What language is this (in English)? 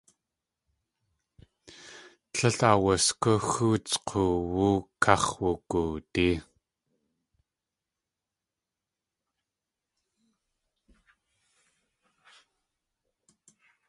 Tlingit